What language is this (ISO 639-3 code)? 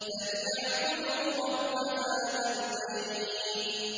ara